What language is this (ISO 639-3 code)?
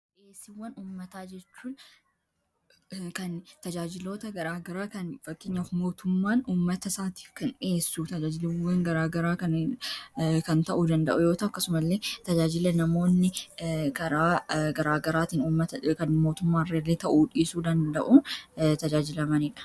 orm